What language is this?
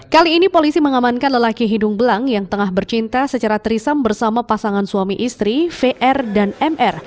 Indonesian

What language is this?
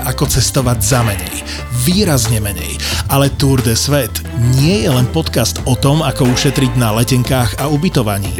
Slovak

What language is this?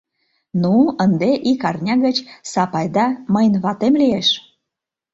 Mari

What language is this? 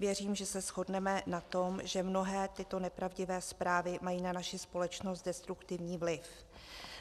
Czech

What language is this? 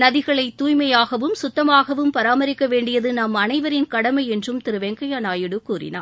Tamil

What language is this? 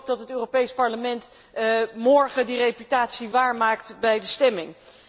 Dutch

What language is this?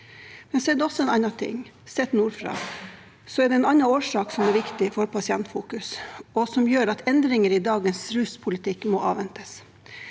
Norwegian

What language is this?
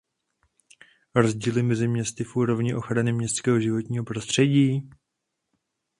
Czech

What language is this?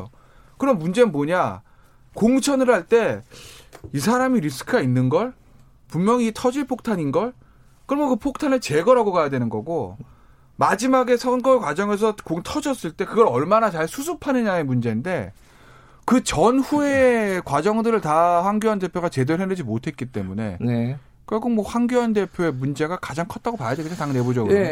Korean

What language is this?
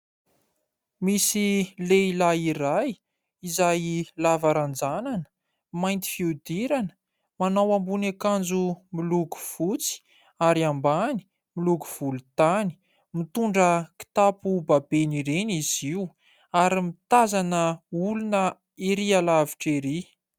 Malagasy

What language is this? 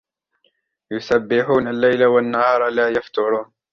Arabic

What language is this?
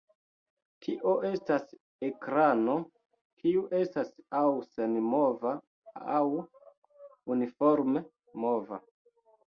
Esperanto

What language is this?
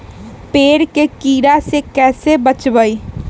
Magahi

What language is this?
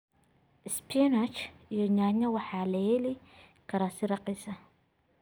Somali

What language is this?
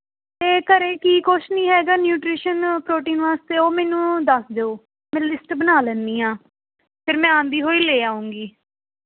Punjabi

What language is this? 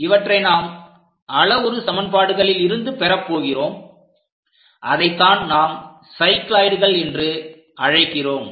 Tamil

